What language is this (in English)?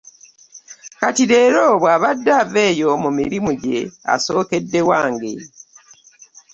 Ganda